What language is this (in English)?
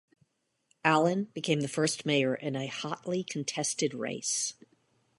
English